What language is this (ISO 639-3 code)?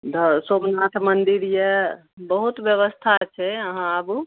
mai